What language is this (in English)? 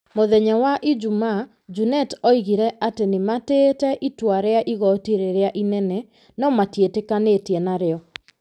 Kikuyu